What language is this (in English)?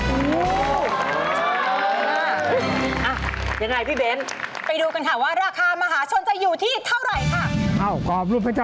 Thai